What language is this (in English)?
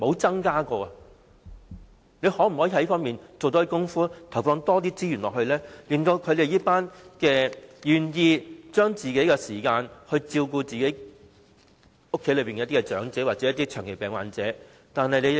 Cantonese